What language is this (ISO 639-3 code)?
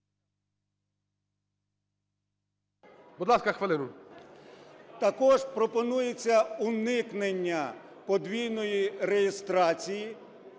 ukr